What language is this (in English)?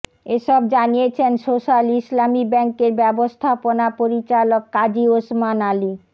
Bangla